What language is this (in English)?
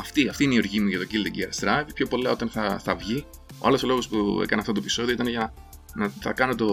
Greek